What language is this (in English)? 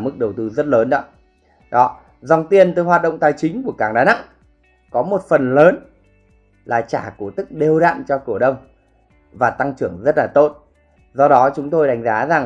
Vietnamese